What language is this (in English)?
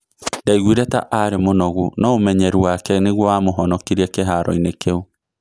Kikuyu